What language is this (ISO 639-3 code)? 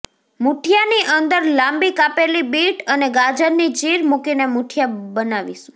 guj